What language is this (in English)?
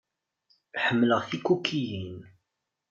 Kabyle